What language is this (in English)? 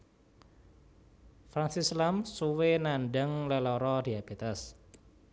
Javanese